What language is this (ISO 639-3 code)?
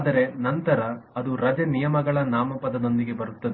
kan